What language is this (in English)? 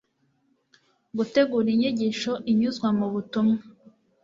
Kinyarwanda